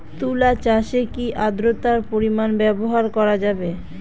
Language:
Bangla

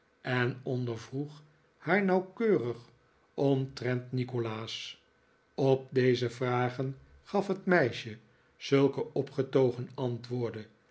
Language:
Dutch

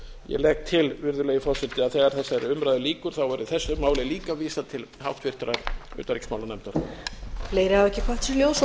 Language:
Icelandic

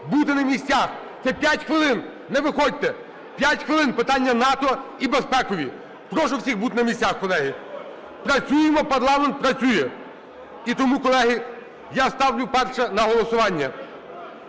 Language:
Ukrainian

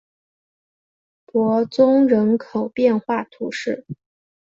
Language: Chinese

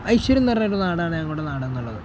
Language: Malayalam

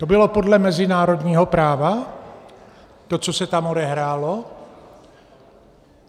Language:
Czech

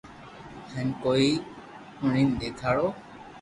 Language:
Loarki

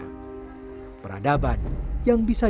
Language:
Indonesian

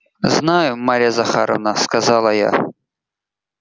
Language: Russian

